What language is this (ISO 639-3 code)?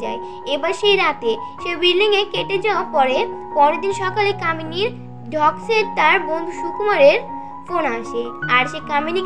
hin